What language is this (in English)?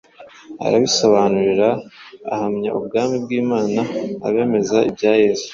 Kinyarwanda